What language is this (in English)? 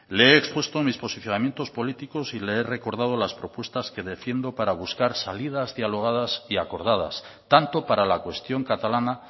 Spanish